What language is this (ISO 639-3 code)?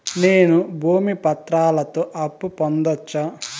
tel